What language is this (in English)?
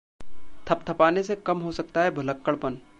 Hindi